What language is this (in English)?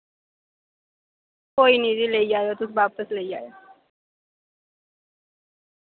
Dogri